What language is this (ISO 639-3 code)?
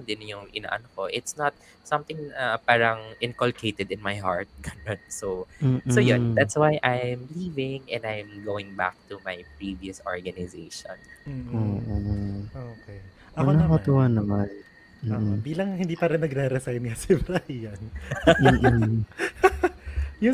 fil